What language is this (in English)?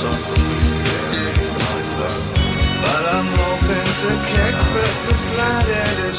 Greek